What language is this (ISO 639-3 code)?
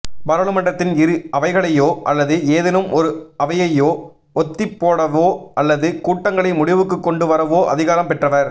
tam